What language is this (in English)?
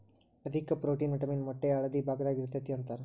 Kannada